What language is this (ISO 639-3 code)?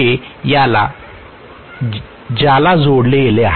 mar